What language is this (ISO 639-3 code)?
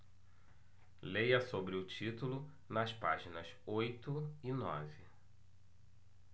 por